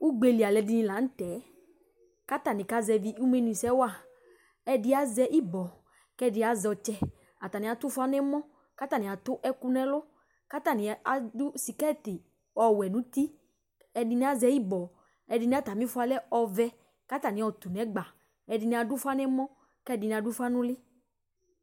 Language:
Ikposo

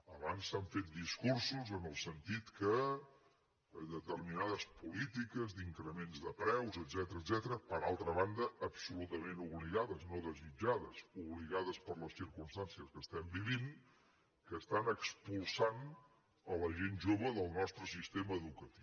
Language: Catalan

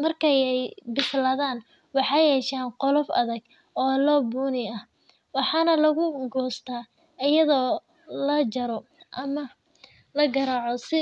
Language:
Somali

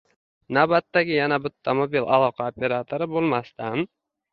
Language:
Uzbek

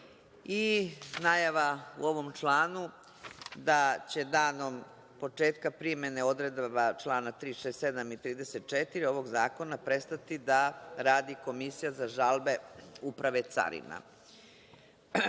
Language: Serbian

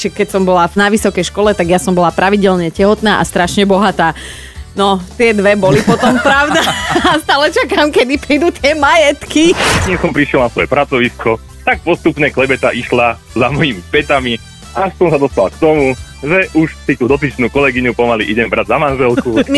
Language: Slovak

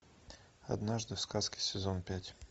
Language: Russian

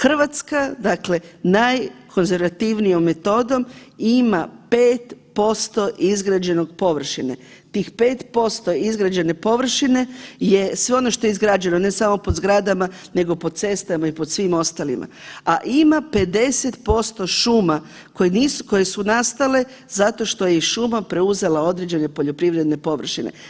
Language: Croatian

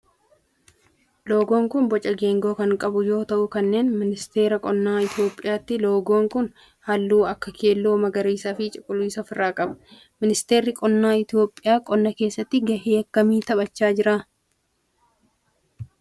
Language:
Oromo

